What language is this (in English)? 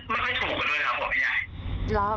Thai